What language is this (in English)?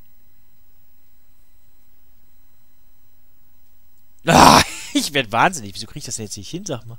German